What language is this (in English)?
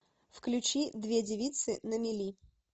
Russian